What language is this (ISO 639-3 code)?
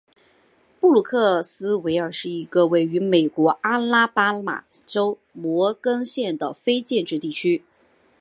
zho